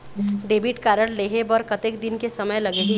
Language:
Chhattisgarhi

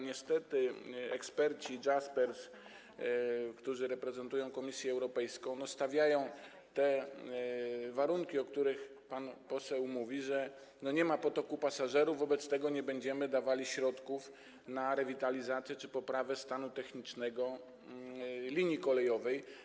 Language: Polish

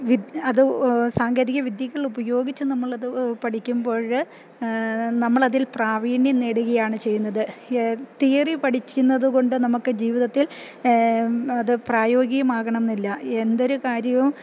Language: Malayalam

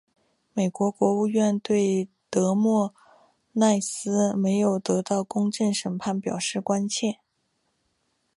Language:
Chinese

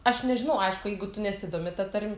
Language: Lithuanian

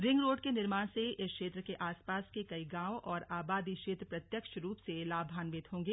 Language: Hindi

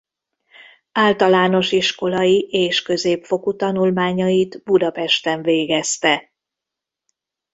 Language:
Hungarian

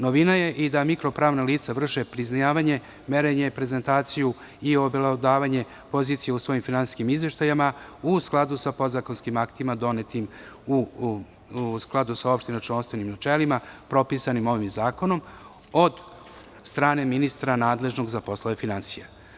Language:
Serbian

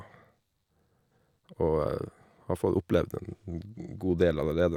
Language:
Norwegian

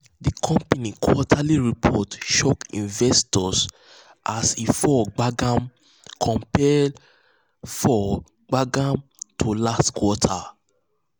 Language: Nigerian Pidgin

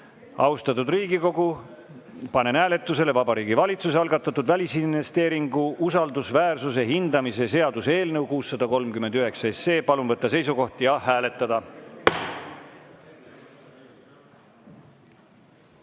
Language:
Estonian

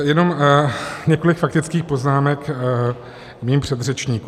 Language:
Czech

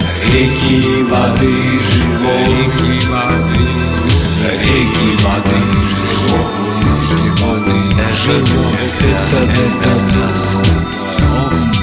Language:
Russian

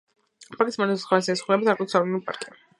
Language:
Georgian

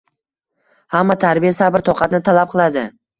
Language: Uzbek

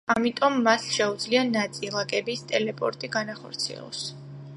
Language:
Georgian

